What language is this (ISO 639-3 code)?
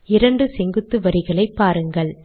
tam